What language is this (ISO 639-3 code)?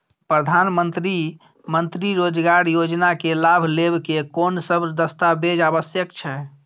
mai